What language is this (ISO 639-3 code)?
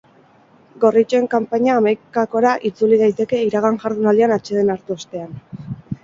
eus